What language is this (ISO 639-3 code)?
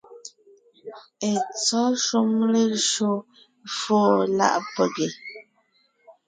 nnh